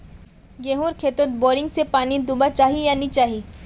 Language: Magahi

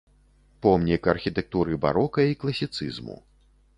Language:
Belarusian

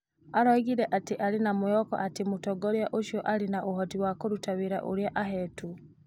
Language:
Kikuyu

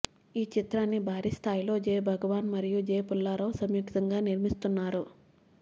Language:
Telugu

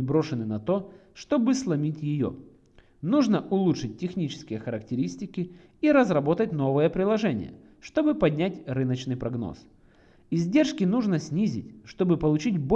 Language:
Russian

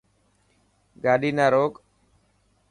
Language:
Dhatki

